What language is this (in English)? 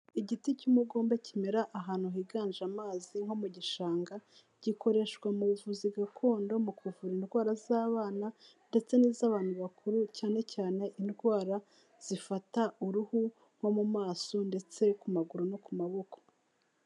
Kinyarwanda